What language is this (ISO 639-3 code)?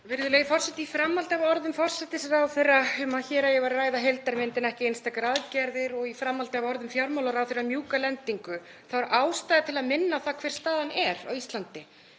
isl